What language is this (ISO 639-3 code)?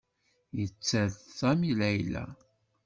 kab